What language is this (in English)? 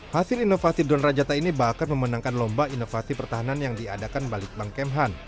Indonesian